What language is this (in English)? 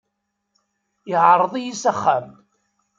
Kabyle